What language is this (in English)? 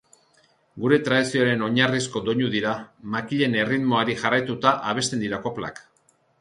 Basque